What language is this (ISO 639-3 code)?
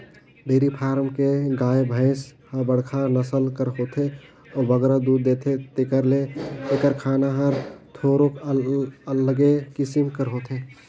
hne